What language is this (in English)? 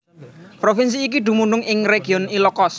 Javanese